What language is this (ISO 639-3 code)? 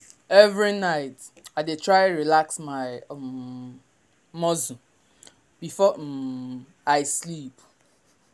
pcm